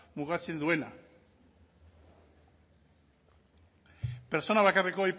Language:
Basque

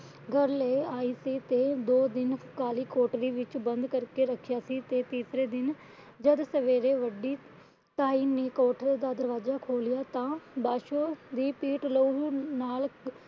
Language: Punjabi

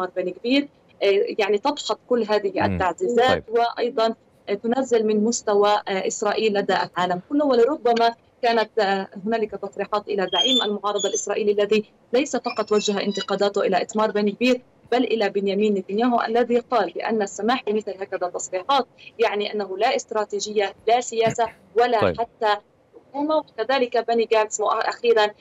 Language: Arabic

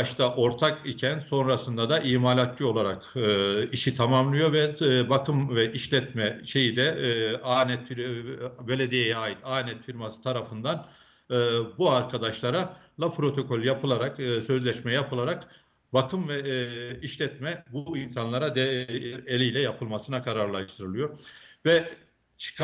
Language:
Turkish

